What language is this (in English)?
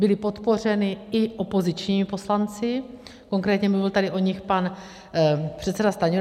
Czech